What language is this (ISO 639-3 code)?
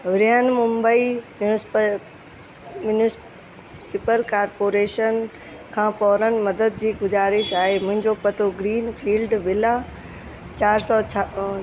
snd